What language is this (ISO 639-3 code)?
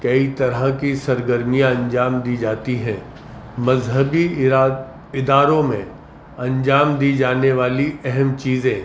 urd